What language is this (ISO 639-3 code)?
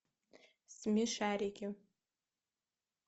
rus